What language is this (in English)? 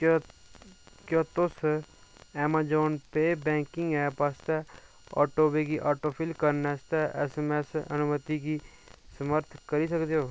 Dogri